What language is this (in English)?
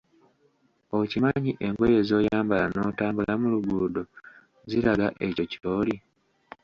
Ganda